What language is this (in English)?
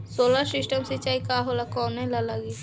Bhojpuri